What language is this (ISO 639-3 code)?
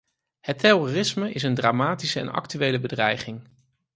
nld